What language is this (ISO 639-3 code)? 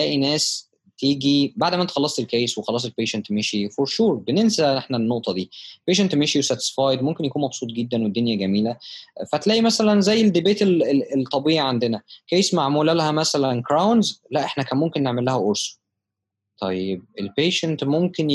ara